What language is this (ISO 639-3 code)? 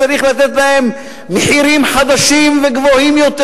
heb